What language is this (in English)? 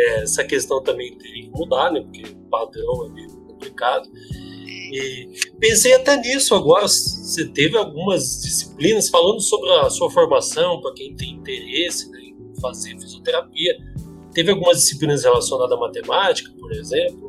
Portuguese